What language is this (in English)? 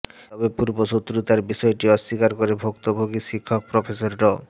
Bangla